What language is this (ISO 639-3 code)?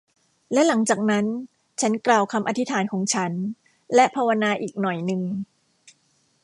tha